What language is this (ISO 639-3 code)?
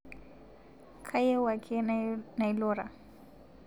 mas